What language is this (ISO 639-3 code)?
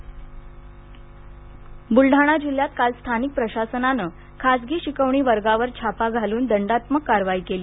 mar